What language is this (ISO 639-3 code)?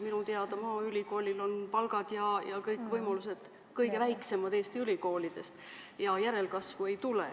est